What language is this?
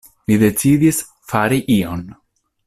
Esperanto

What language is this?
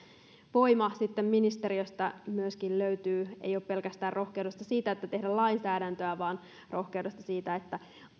Finnish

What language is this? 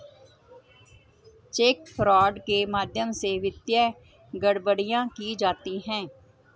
Hindi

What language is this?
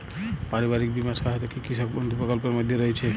Bangla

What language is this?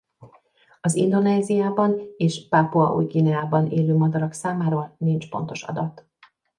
Hungarian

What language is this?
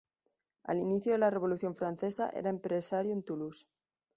Spanish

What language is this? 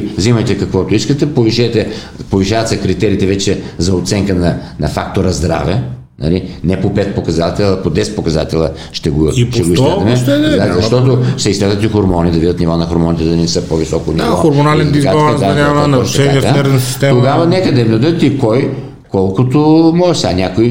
Bulgarian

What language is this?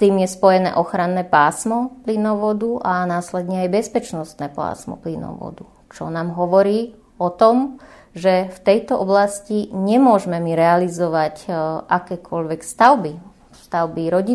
Slovak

